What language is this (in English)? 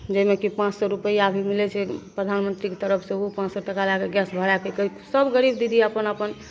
Maithili